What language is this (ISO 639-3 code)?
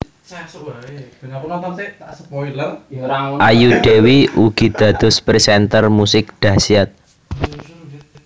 jav